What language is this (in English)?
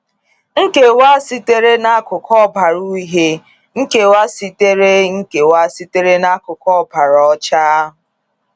Igbo